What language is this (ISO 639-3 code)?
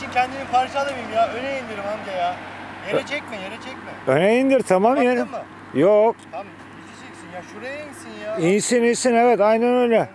tur